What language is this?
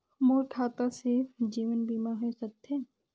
Chhattisgarhi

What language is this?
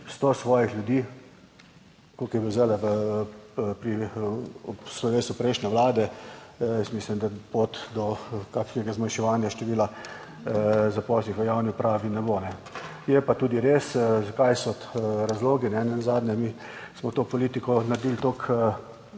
Slovenian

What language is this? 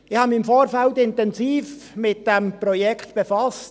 Swiss German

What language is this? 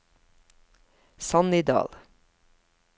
Norwegian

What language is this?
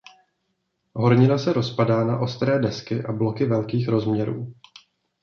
Czech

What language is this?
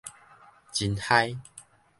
Min Nan Chinese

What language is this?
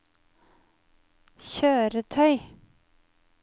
Norwegian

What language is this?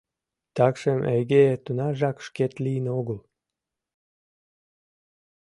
Mari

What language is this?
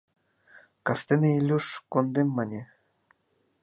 Mari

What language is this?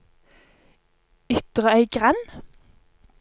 Norwegian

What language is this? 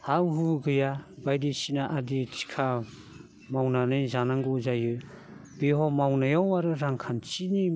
Bodo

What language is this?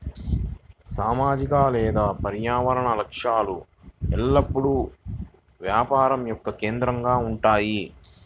Telugu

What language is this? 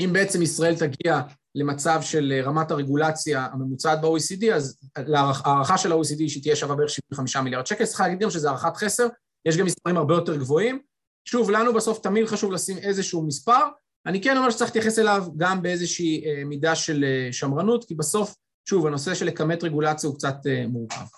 Hebrew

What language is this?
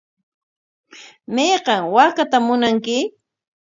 Corongo Ancash Quechua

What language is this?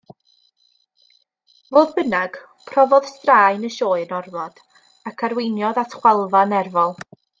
Welsh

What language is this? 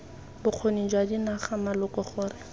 Tswana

